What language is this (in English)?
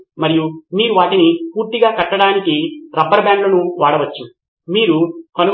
Telugu